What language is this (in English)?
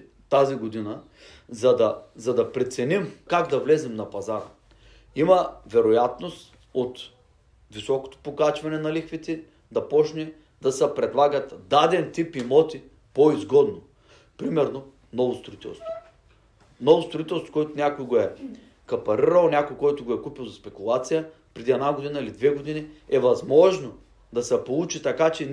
Bulgarian